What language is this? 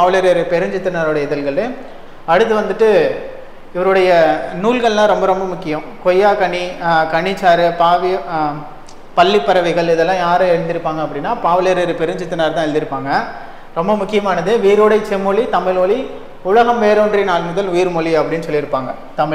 Hindi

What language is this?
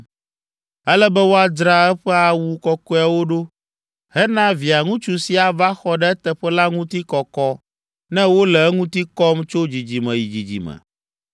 Ewe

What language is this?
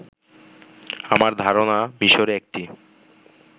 Bangla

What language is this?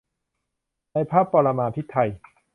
Thai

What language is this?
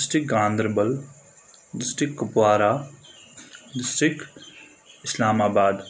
Kashmiri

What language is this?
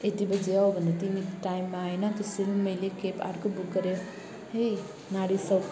Nepali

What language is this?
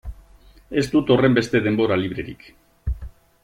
Basque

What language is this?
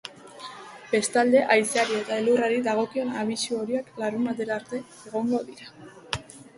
Basque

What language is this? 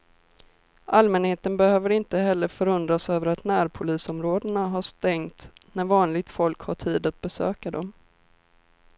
Swedish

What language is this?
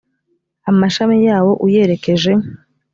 Kinyarwanda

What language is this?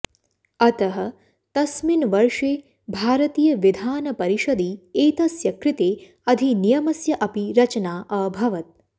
Sanskrit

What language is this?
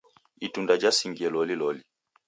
Taita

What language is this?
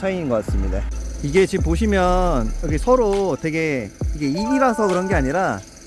Korean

